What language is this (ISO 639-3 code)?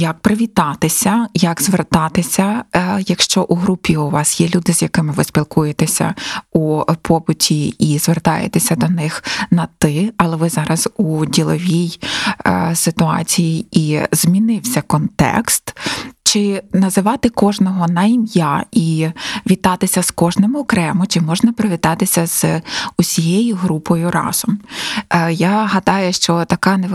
ukr